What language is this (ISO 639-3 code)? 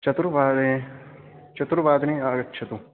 san